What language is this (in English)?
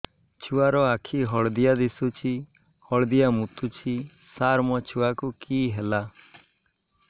Odia